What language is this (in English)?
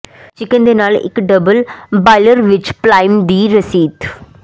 Punjabi